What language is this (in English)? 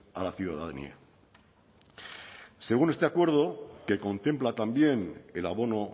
Spanish